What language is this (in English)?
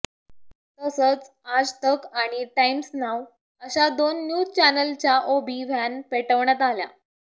Marathi